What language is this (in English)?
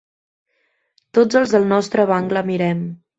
Catalan